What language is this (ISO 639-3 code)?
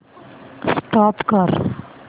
mar